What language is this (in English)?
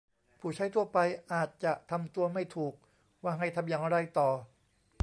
Thai